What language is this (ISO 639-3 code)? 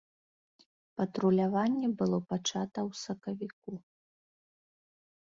bel